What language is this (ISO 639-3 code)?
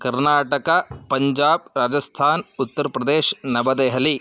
san